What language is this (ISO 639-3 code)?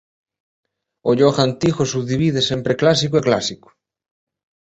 glg